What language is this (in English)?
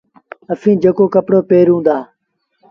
Sindhi Bhil